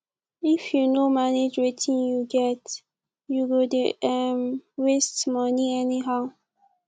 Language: Nigerian Pidgin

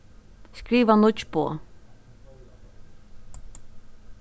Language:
Faroese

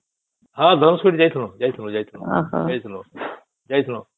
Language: Odia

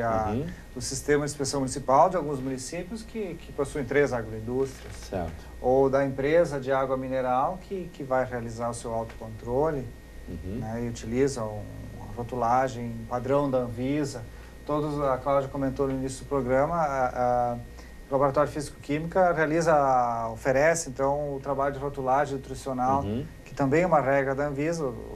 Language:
Portuguese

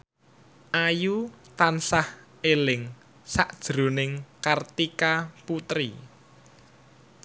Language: Javanese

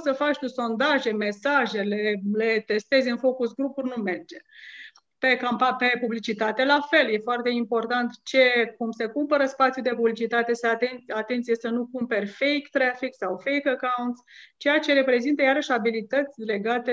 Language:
Romanian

